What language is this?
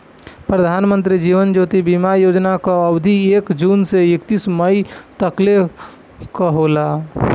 Bhojpuri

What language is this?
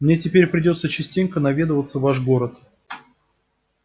Russian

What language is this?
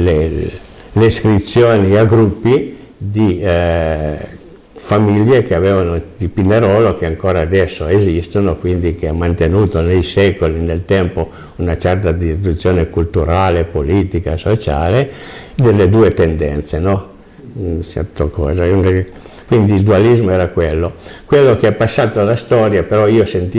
Italian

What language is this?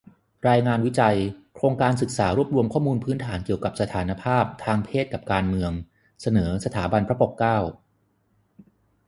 Thai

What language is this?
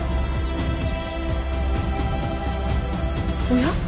Japanese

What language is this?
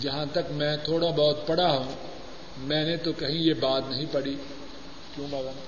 Urdu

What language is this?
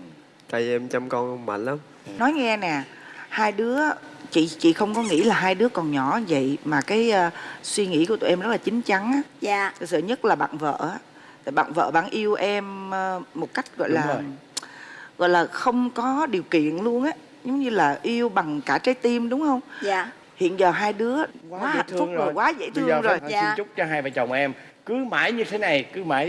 Vietnamese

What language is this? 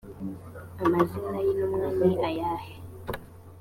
Kinyarwanda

